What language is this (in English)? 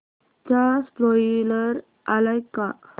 Marathi